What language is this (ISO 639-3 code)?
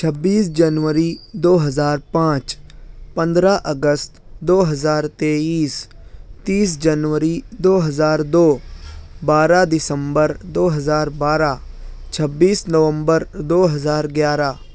urd